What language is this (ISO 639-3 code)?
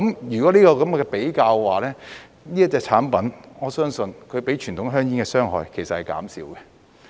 yue